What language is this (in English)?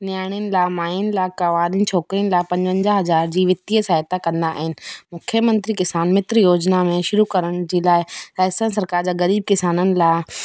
Sindhi